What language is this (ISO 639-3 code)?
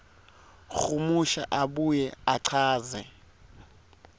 ssw